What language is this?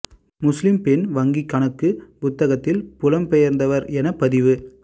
Tamil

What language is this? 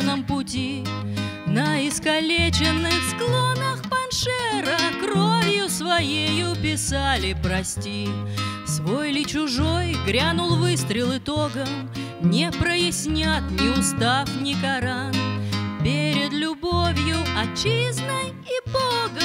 Russian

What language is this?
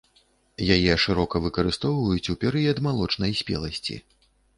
Belarusian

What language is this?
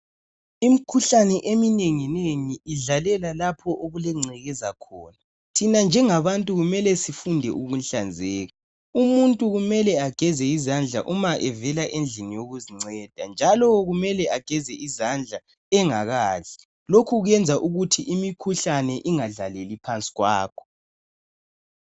North Ndebele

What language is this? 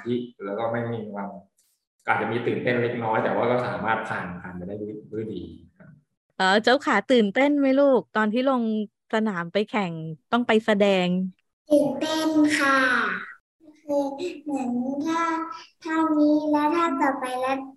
Thai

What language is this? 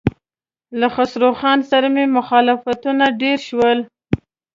Pashto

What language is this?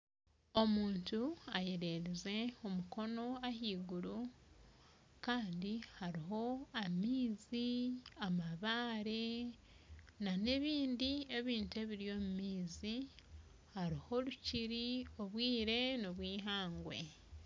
Nyankole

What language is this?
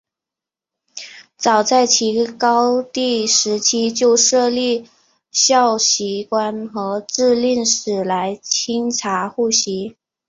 Chinese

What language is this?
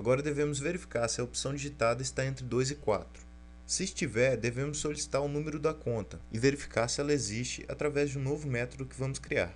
Portuguese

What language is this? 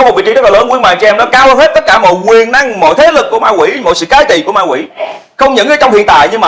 Vietnamese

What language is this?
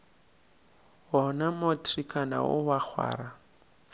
Northern Sotho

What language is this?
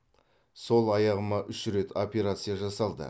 Kazakh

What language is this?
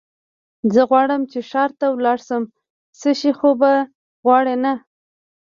Pashto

